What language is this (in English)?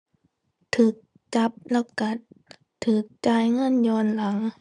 Thai